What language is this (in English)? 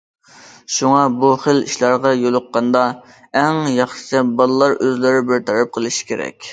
Uyghur